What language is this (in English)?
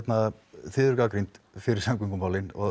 Icelandic